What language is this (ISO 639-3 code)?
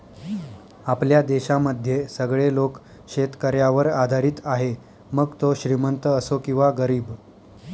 mar